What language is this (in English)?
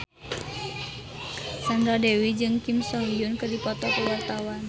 Sundanese